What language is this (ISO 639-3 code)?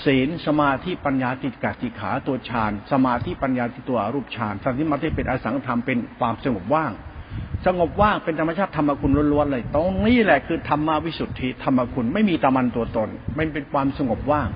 tha